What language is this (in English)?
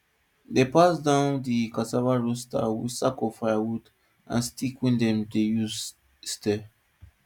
Nigerian Pidgin